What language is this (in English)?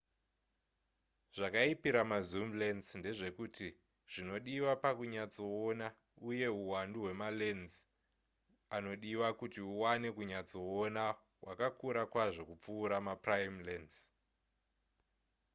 Shona